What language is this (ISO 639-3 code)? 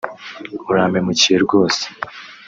kin